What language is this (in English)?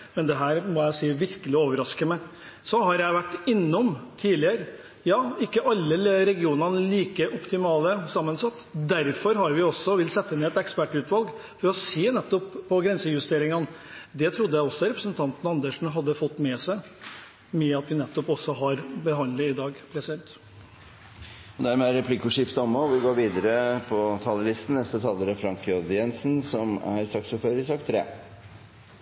Norwegian